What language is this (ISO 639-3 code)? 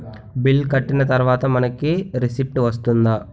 tel